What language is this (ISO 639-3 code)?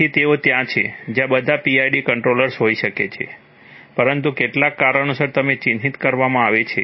guj